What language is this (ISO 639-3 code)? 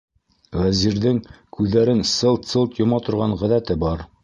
bak